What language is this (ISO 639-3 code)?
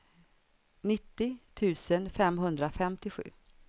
swe